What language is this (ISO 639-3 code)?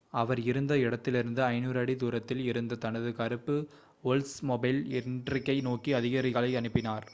tam